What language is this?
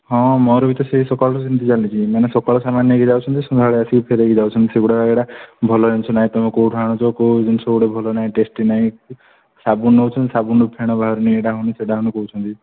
Odia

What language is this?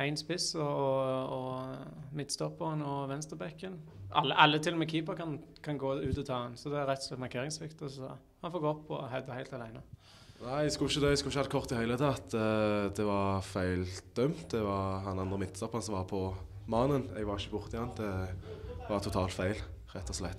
Dutch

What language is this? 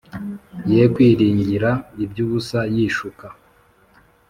Kinyarwanda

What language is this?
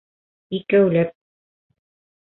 Bashkir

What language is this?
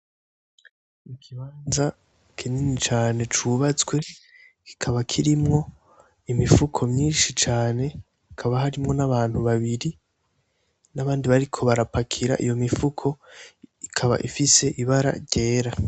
Rundi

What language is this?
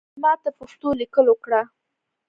Pashto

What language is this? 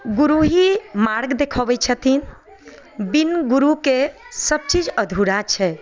Maithili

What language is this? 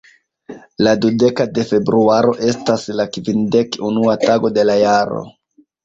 Esperanto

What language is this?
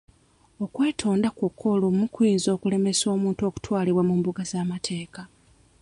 Ganda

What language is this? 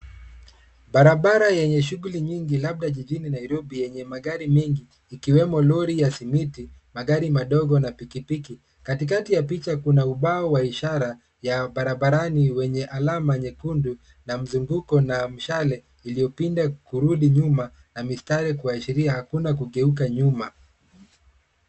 Swahili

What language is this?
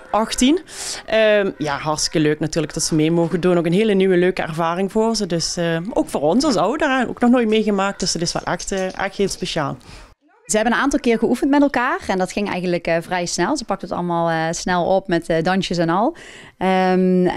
Dutch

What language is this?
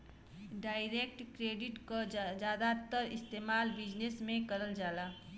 Bhojpuri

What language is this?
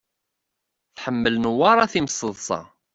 Kabyle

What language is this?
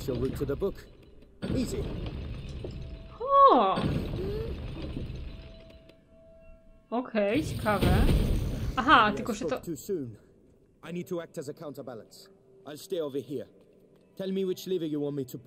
Polish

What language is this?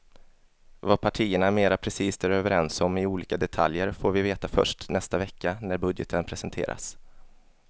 Swedish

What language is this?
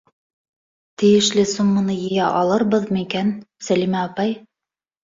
Bashkir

